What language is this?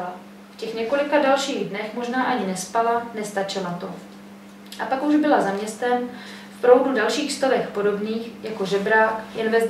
Czech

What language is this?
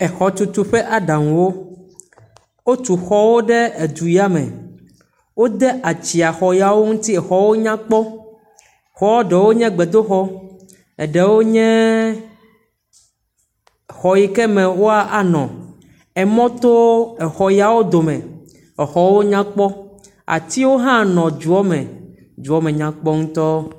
Ewe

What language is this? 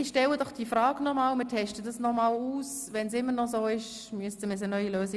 Swiss German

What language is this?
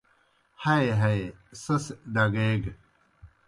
Kohistani Shina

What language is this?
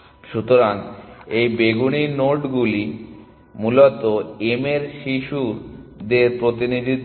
Bangla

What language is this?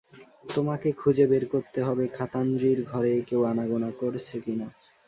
Bangla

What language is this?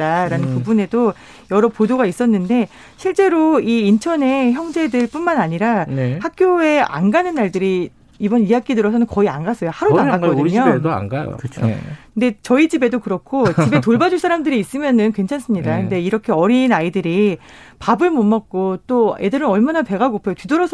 Korean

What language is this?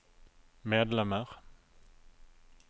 Norwegian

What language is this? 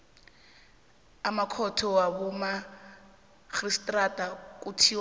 South Ndebele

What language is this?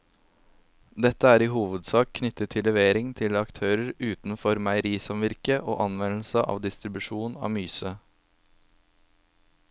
Norwegian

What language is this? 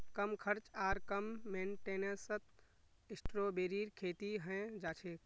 Magahi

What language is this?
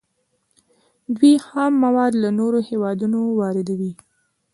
Pashto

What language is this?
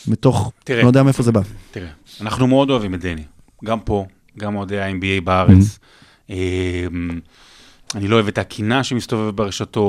Hebrew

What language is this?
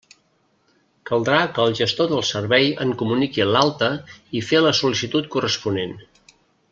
Catalan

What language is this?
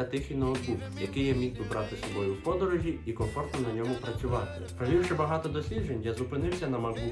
Ukrainian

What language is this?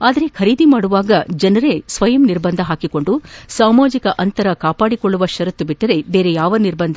Kannada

